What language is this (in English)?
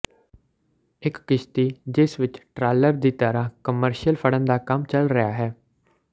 Punjabi